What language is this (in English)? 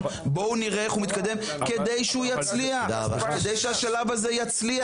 Hebrew